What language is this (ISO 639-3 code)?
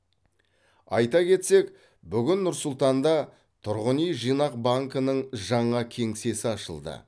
kaz